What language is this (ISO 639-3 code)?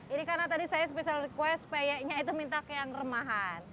ind